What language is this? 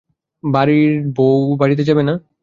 Bangla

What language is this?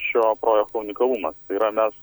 Lithuanian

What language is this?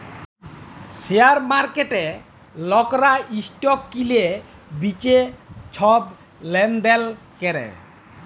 Bangla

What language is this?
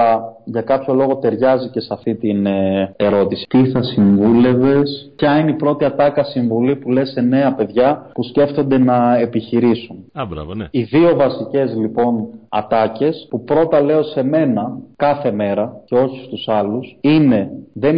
Greek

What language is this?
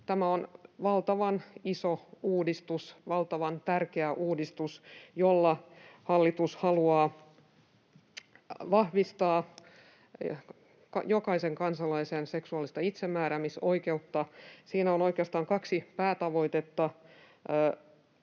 Finnish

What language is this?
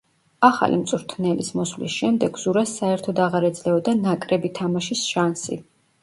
Georgian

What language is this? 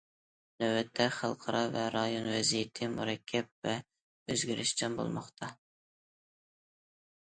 Uyghur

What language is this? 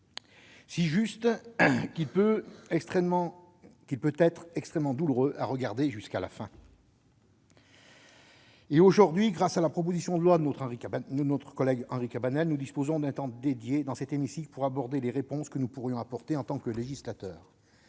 French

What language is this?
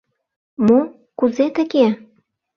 Mari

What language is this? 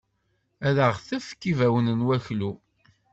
Kabyle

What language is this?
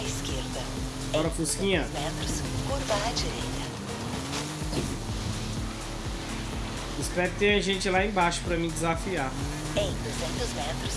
Portuguese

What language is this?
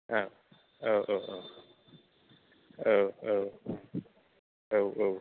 Bodo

